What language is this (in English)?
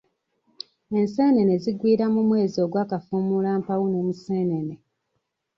Ganda